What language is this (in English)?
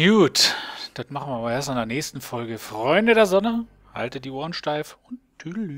German